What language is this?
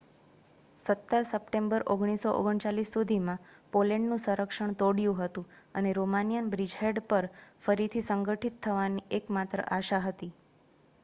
Gujarati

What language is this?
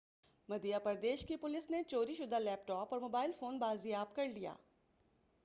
Urdu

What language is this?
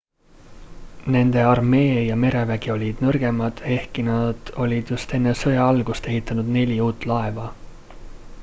Estonian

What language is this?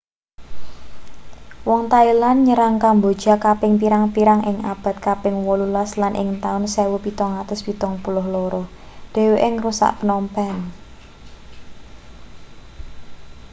Javanese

